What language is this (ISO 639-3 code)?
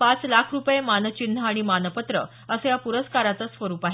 mar